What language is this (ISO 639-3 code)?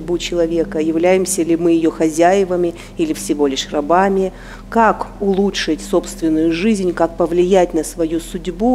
rus